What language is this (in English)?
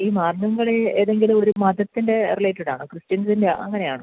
Malayalam